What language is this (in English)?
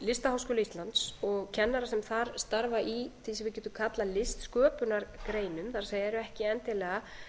Icelandic